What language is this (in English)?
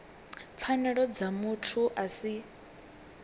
Venda